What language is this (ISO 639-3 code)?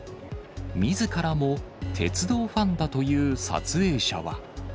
jpn